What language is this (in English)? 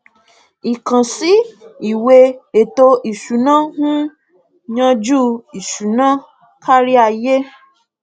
Yoruba